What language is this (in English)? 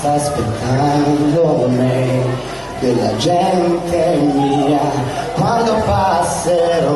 Italian